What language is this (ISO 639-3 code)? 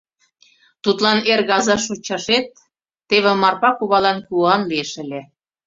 chm